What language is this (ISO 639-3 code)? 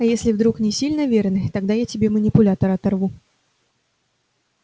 rus